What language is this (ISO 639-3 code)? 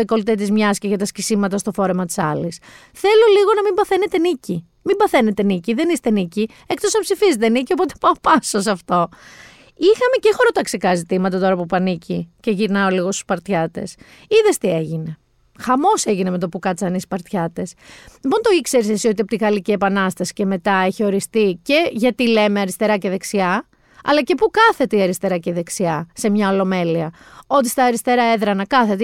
ell